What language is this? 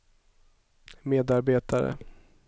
Swedish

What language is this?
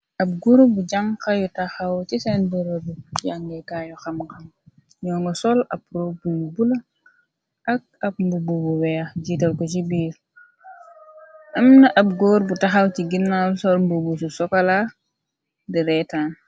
Wolof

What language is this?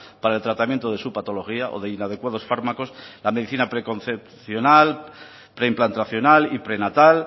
Spanish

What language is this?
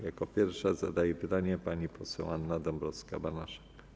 Polish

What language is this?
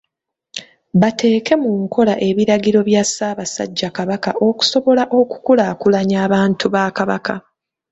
Ganda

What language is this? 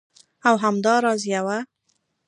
Pashto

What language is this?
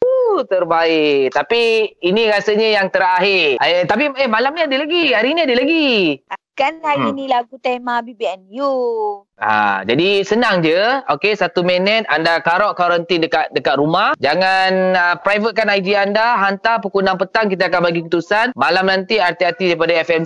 Malay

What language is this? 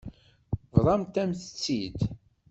Kabyle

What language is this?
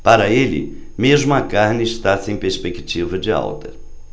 Portuguese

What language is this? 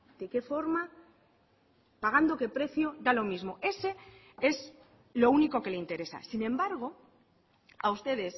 Spanish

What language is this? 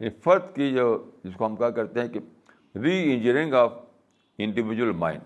Urdu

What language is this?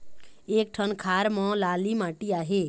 Chhattisgarhi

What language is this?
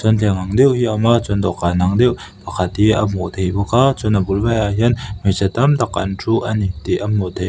Mizo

